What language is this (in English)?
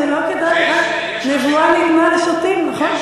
Hebrew